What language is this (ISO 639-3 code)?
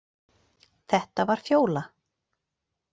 isl